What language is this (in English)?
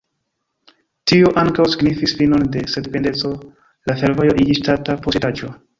Esperanto